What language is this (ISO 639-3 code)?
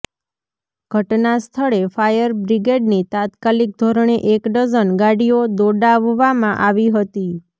guj